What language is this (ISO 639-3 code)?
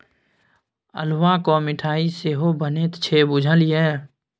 mai